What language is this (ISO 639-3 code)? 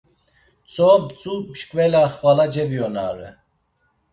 lzz